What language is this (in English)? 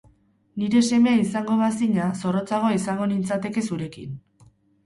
Basque